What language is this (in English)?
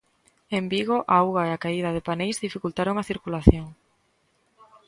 Galician